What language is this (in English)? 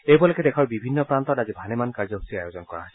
Assamese